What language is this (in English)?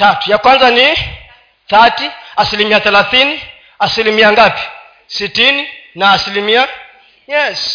Swahili